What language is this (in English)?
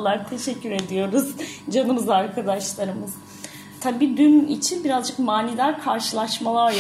Turkish